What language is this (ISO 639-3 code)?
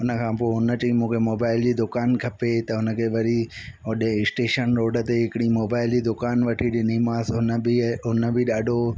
snd